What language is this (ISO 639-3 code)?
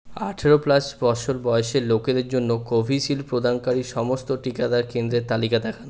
ben